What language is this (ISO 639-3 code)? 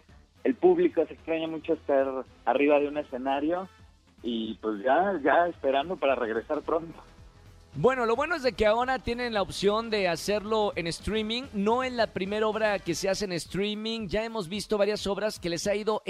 spa